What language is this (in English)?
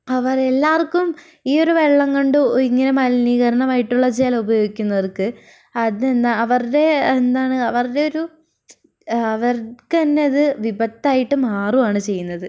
Malayalam